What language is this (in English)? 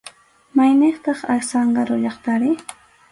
Arequipa-La Unión Quechua